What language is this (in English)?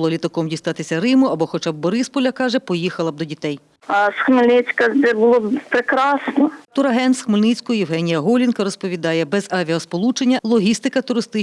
Ukrainian